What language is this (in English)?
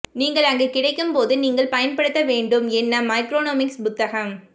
Tamil